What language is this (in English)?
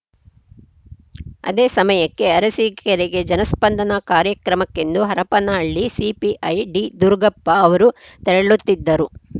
Kannada